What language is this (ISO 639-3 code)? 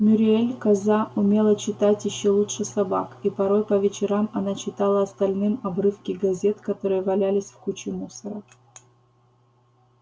rus